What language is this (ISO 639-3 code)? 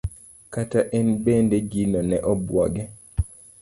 luo